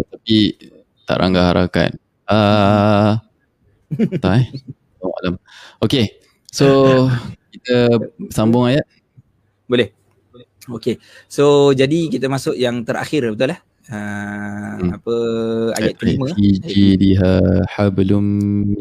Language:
Malay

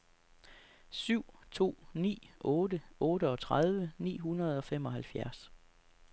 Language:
Danish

